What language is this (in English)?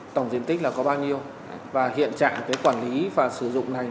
Vietnamese